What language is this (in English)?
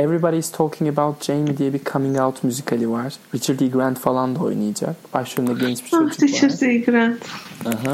Turkish